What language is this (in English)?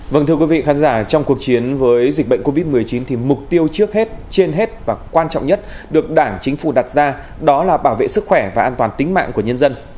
Vietnamese